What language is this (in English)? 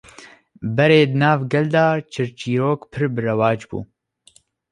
Kurdish